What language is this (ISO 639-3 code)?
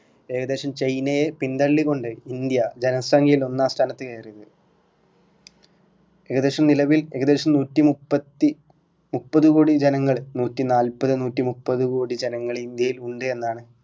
mal